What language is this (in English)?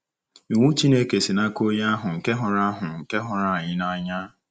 Igbo